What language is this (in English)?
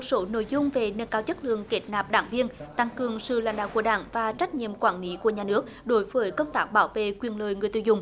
Vietnamese